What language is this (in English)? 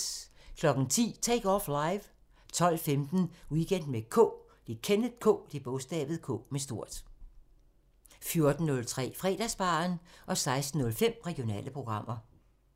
Danish